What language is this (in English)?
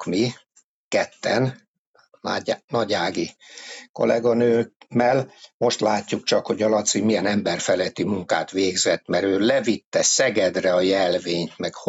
Hungarian